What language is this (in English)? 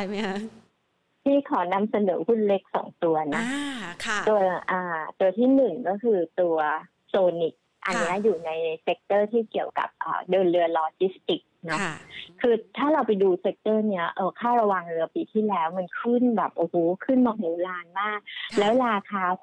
Thai